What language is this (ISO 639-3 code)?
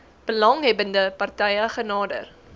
afr